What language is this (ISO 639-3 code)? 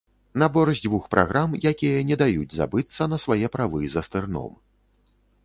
bel